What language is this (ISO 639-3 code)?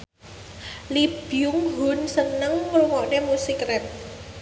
jav